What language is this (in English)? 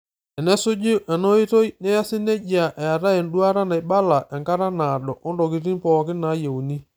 Masai